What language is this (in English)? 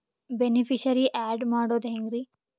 Kannada